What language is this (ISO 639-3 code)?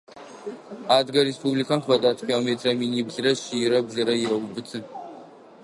ady